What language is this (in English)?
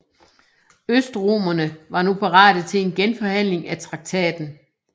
Danish